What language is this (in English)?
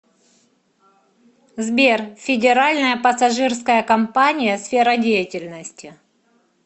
Russian